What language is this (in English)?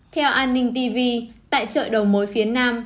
Vietnamese